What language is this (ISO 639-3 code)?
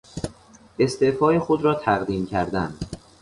fas